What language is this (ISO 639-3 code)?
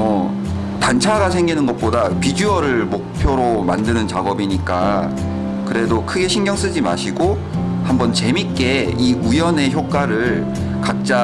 kor